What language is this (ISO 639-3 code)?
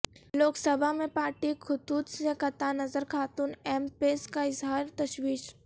urd